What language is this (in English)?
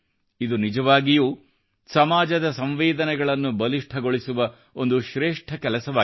Kannada